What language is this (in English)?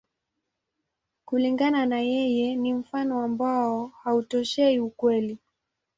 Swahili